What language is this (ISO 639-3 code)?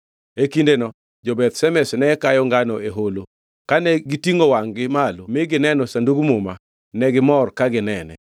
luo